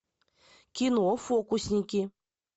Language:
Russian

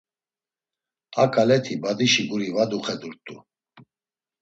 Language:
Laz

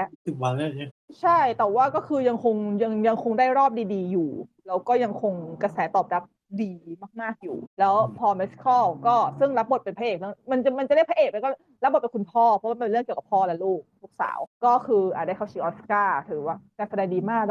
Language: Thai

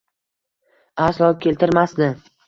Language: Uzbek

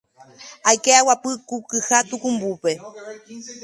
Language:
Guarani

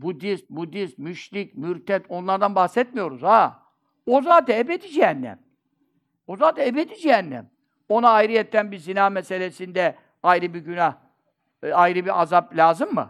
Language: Turkish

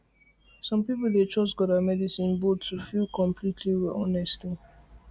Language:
Nigerian Pidgin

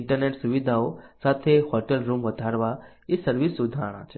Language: Gujarati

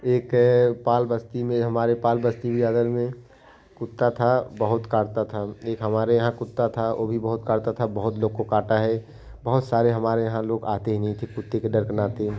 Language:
Hindi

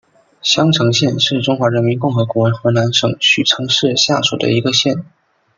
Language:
Chinese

